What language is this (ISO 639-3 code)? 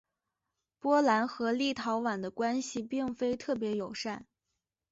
zho